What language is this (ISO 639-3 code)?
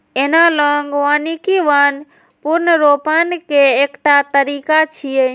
mai